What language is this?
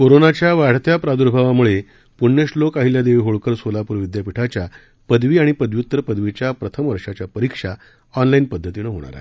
Marathi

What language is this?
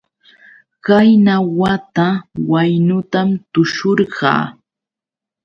Yauyos Quechua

